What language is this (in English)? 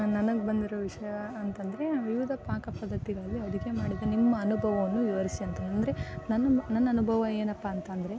Kannada